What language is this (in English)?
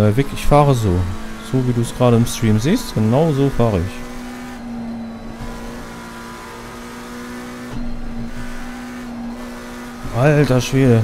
German